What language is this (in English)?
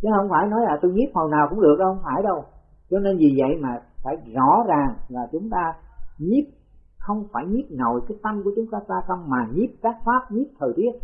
Vietnamese